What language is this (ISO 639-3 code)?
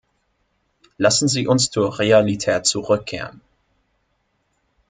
deu